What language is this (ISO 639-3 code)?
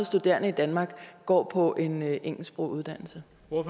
dan